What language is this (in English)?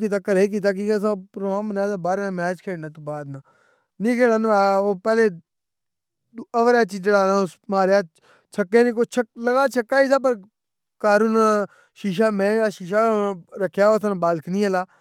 Pahari-Potwari